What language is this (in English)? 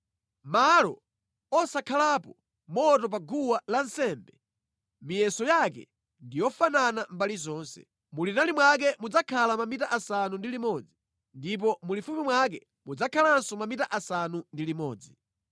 Nyanja